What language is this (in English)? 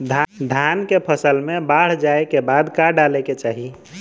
Bhojpuri